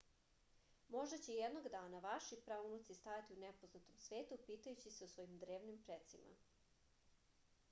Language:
Serbian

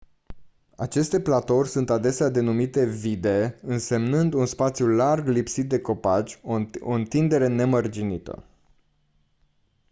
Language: Romanian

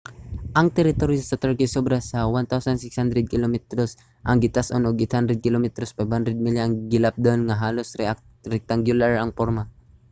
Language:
Cebuano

